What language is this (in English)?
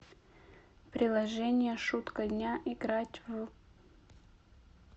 Russian